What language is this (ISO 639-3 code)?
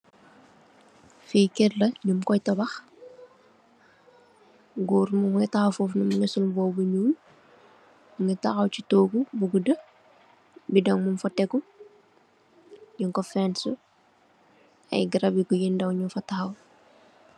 wol